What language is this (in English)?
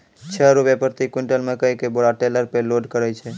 Maithili